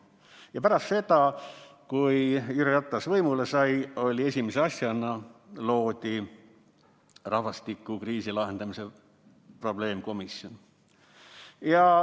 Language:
Estonian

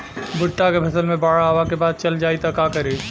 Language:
Bhojpuri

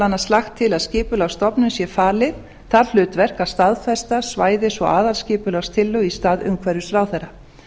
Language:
Icelandic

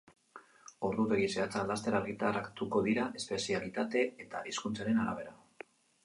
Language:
Basque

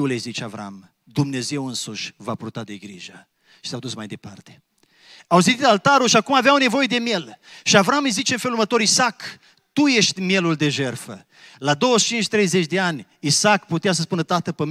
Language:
Romanian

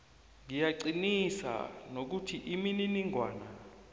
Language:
South Ndebele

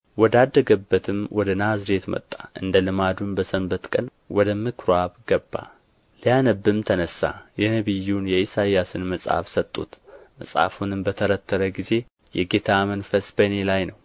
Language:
Amharic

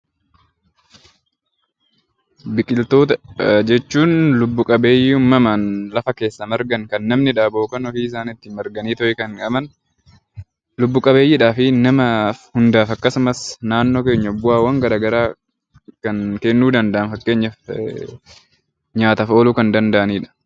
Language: Oromo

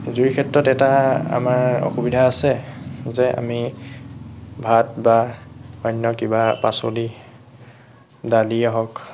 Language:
Assamese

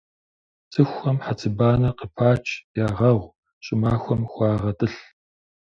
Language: Kabardian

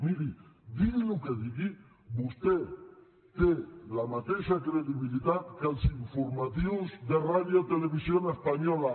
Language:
Catalan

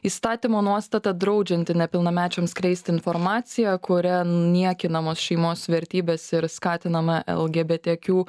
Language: Lithuanian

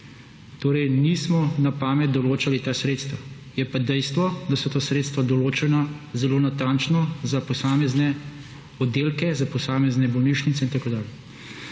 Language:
Slovenian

